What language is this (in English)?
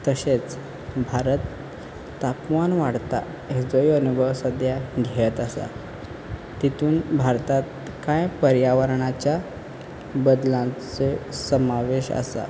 Konkani